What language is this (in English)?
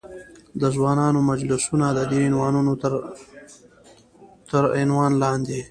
Pashto